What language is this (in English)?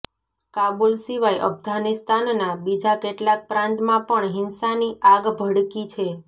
Gujarati